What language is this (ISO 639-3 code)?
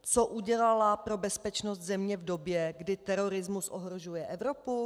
ces